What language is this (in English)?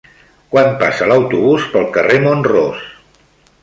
Catalan